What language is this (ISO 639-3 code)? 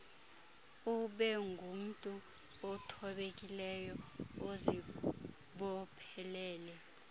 xho